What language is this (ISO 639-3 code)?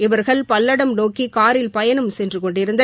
tam